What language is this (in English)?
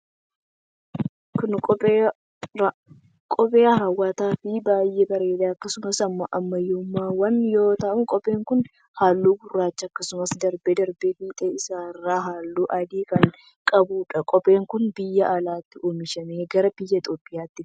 Oromo